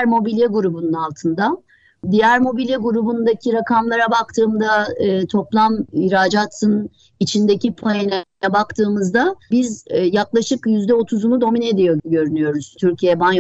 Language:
Turkish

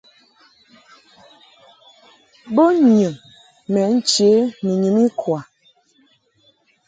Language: Mungaka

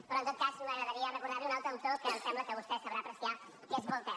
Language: Catalan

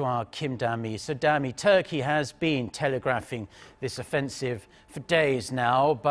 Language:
English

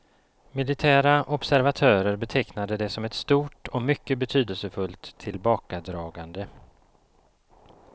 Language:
Swedish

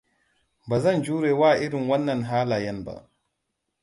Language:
Hausa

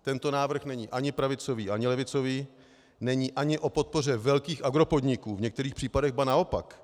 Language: Czech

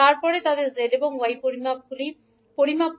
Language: Bangla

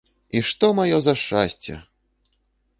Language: Belarusian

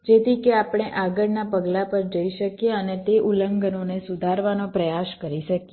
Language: Gujarati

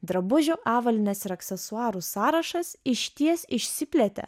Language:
Lithuanian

